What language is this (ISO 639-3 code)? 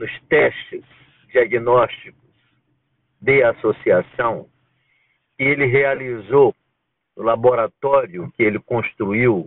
por